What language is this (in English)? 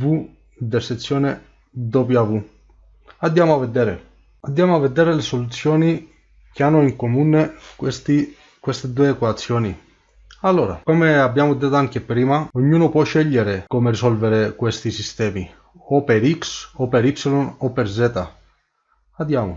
Italian